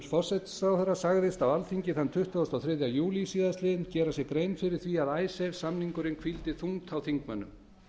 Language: Icelandic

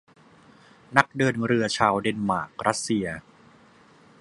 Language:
Thai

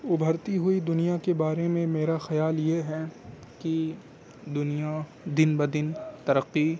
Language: Urdu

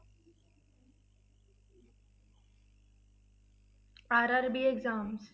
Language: Punjabi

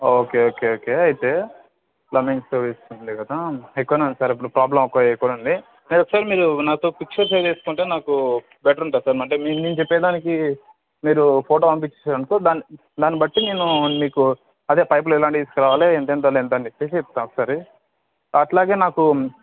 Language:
Telugu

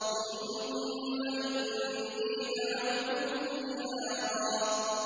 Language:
Arabic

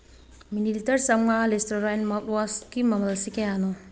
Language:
Manipuri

